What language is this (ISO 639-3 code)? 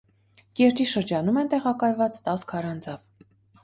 hye